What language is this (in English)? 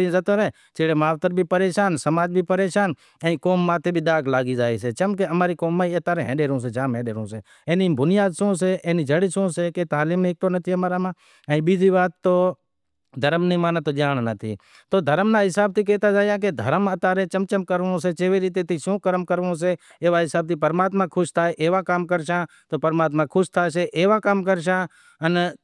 Wadiyara Koli